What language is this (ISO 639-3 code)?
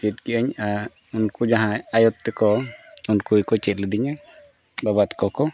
sat